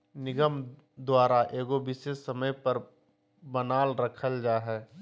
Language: Magahi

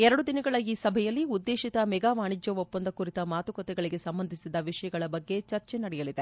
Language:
Kannada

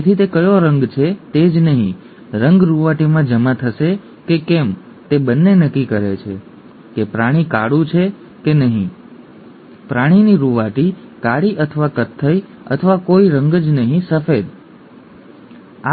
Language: Gujarati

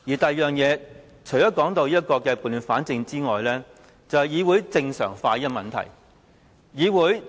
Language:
Cantonese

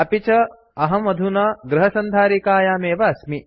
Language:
Sanskrit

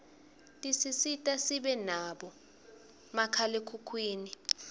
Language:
Swati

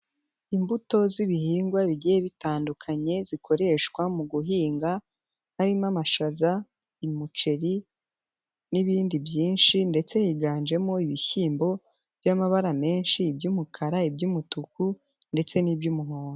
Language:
Kinyarwanda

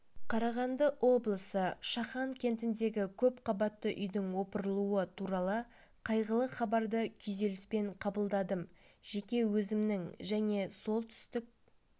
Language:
Kazakh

